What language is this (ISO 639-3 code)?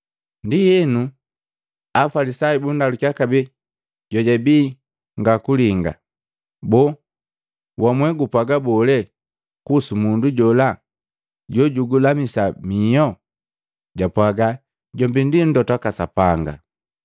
mgv